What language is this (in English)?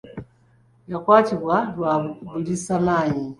Ganda